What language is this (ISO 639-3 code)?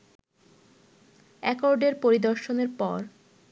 ben